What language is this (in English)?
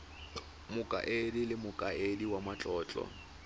Tswana